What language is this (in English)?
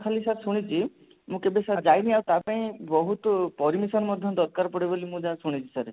Odia